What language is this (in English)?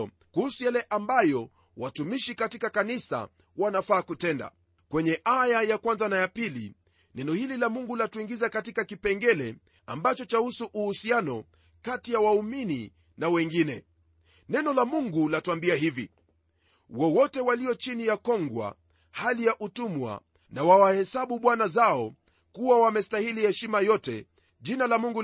Swahili